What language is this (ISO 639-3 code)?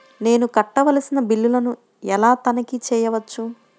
tel